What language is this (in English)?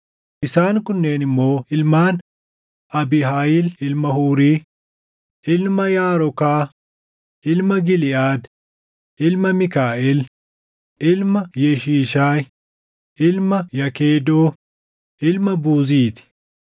Oromo